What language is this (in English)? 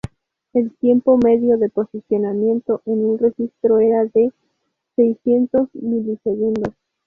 Spanish